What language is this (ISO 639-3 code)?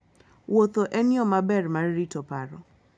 luo